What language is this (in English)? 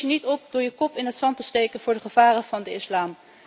Dutch